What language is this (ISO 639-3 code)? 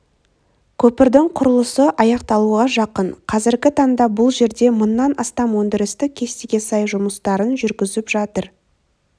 kaz